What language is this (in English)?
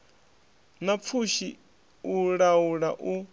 Venda